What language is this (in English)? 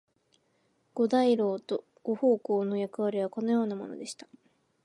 Japanese